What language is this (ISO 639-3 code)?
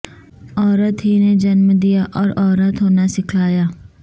urd